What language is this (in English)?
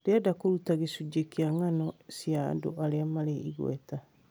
Kikuyu